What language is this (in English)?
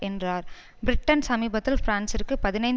Tamil